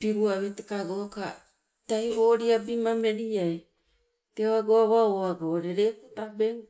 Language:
Sibe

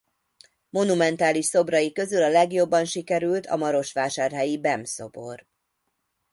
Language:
Hungarian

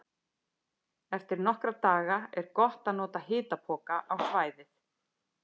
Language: Icelandic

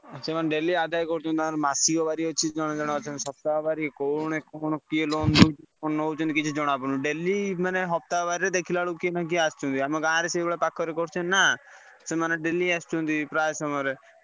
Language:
Odia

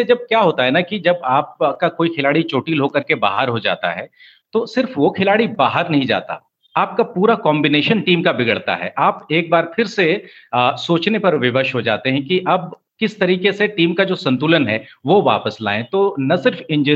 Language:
Hindi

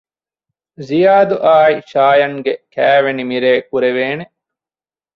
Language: Divehi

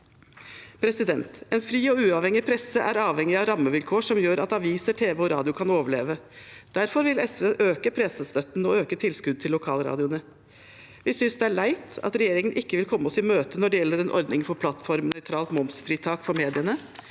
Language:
Norwegian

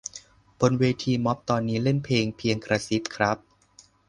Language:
Thai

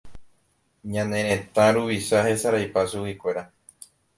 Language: Guarani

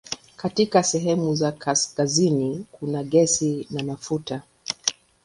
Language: Swahili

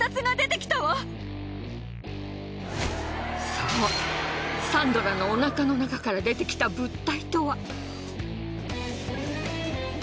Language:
Japanese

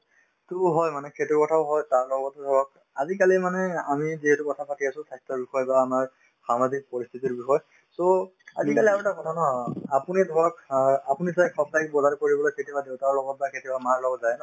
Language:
Assamese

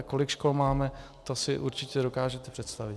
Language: Czech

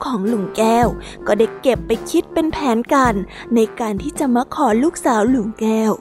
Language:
Thai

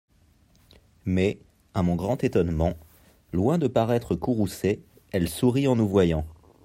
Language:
French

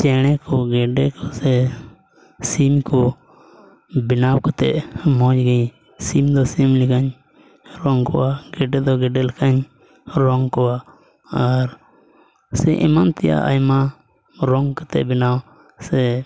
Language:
Santali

